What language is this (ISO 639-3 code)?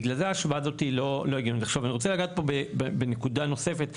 heb